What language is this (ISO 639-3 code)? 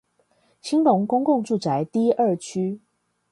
zho